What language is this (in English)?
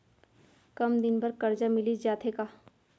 Chhattisgarhi